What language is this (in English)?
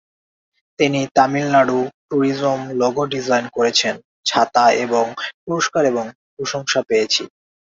Bangla